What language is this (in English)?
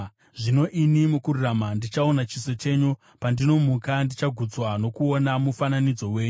Shona